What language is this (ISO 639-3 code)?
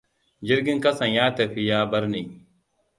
hau